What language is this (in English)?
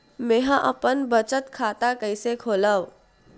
Chhattisgarhi